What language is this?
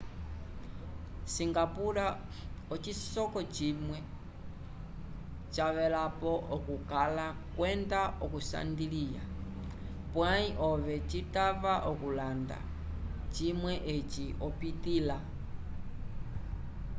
Umbundu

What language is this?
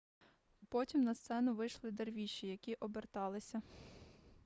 Ukrainian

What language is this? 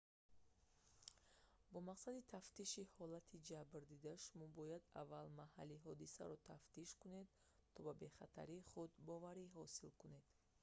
Tajik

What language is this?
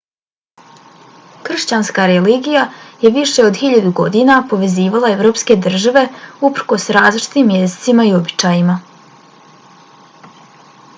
Bosnian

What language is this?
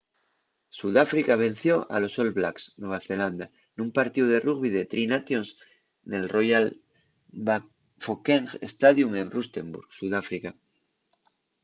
Asturian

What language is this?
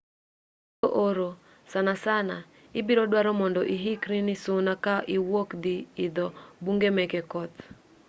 Luo (Kenya and Tanzania)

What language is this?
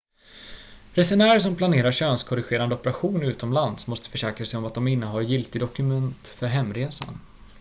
Swedish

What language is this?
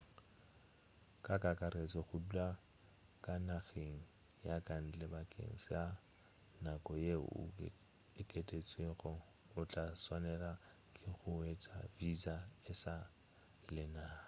Northern Sotho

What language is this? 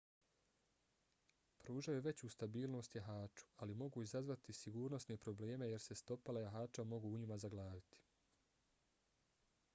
Bosnian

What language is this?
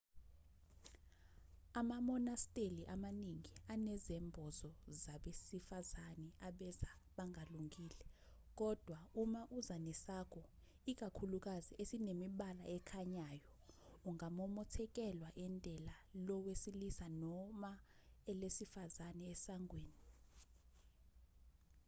Zulu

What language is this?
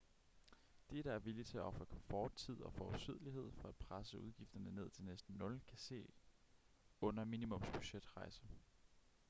Danish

